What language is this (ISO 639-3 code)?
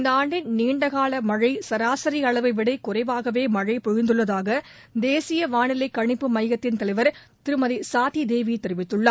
tam